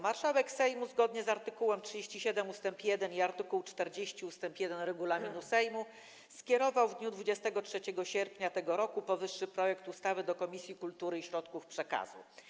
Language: Polish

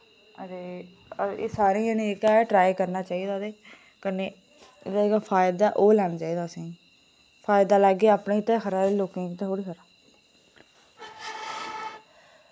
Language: Dogri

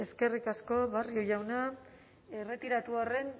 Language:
Basque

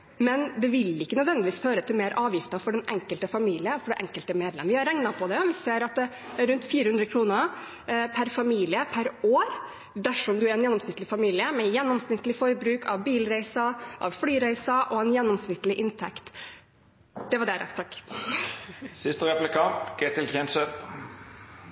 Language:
Norwegian Bokmål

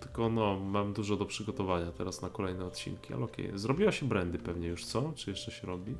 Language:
Polish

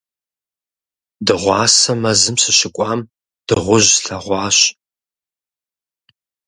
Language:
Kabardian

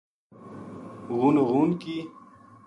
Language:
Gujari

